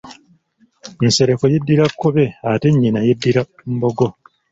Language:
Ganda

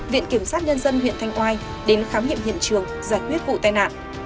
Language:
Vietnamese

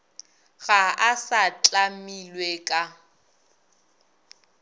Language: Northern Sotho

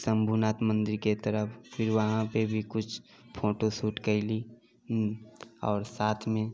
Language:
Maithili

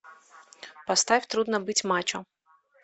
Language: Russian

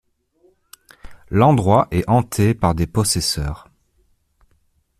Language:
French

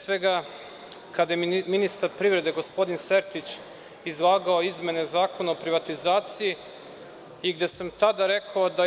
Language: Serbian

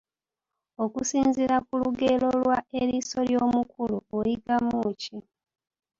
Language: Ganda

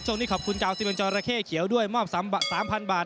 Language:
Thai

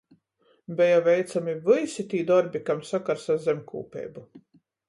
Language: Latgalian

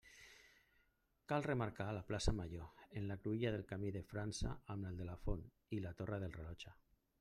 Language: Catalan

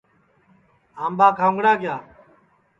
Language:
Sansi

